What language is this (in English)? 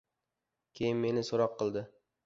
Uzbek